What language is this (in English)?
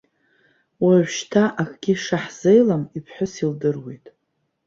Abkhazian